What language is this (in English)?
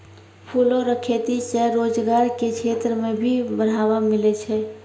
Maithili